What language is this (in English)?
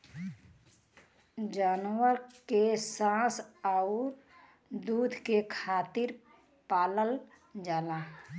Bhojpuri